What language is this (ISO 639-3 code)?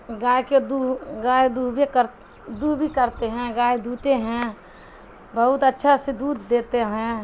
urd